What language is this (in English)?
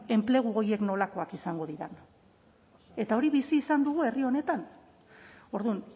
Basque